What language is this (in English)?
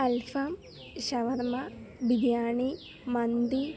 Malayalam